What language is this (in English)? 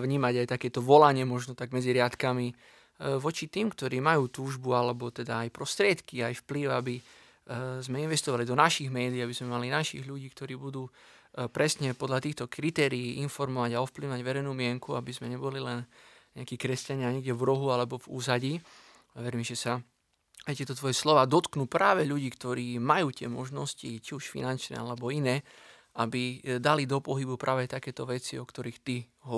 Slovak